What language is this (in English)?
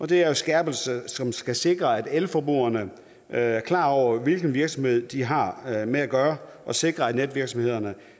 Danish